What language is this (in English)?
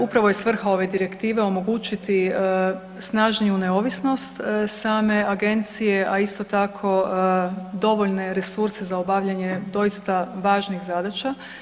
Croatian